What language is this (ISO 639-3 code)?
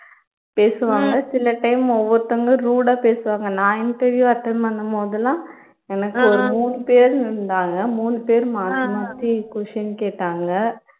tam